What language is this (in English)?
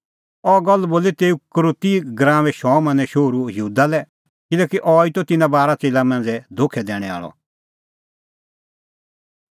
Kullu Pahari